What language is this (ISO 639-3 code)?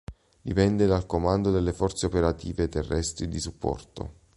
ita